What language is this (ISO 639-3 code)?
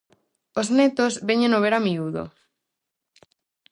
glg